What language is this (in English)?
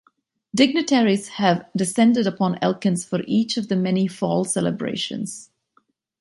English